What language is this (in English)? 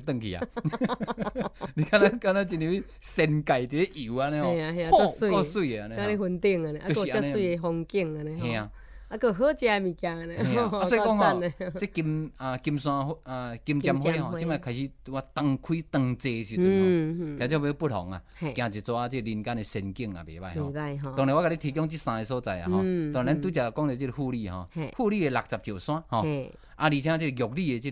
Chinese